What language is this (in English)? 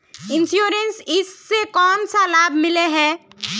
Magahi